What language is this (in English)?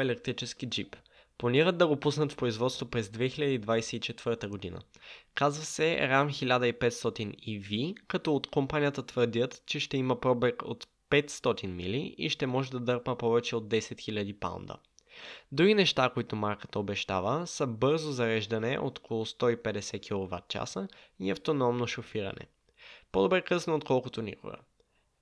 Bulgarian